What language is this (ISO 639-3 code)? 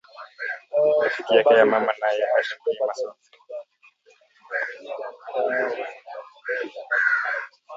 swa